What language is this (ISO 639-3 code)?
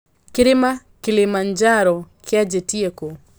kik